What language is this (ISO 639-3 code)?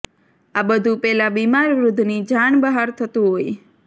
guj